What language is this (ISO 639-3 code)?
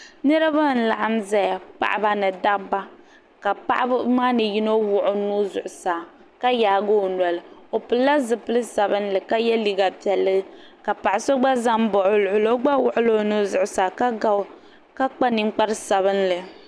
dag